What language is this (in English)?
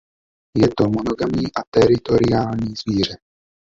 Czech